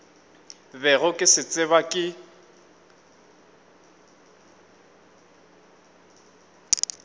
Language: Northern Sotho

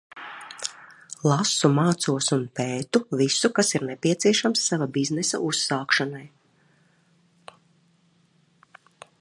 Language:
Latvian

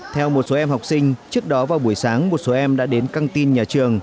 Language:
Vietnamese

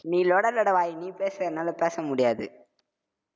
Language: Tamil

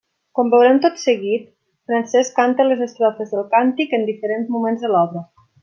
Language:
Catalan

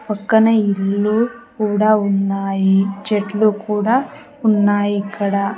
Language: Telugu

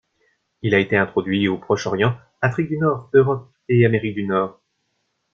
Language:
French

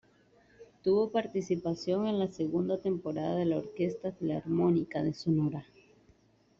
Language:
Spanish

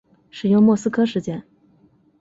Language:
Chinese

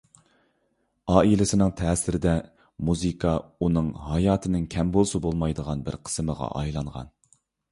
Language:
Uyghur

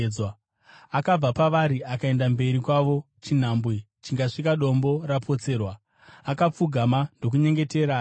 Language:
Shona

